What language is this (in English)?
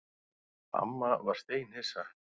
Icelandic